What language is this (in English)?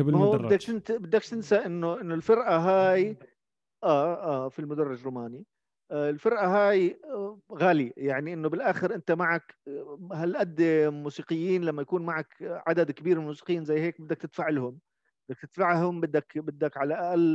Arabic